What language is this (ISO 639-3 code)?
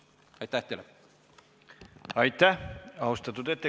est